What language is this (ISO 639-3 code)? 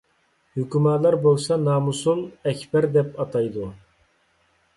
uig